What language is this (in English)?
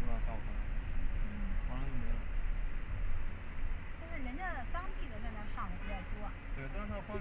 Chinese